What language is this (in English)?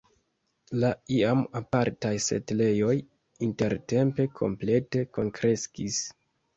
Esperanto